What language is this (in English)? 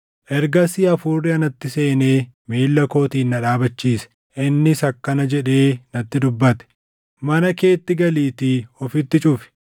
Oromo